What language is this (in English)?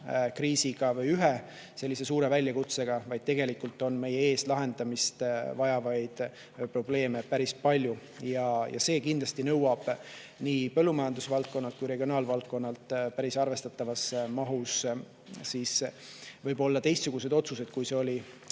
Estonian